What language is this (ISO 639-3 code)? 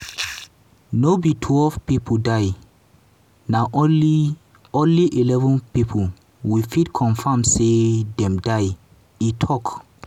pcm